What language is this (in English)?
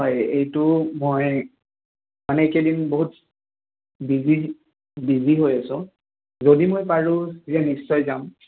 Assamese